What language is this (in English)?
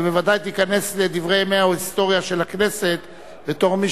Hebrew